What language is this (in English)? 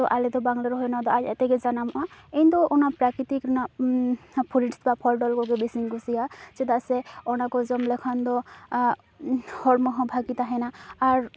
Santali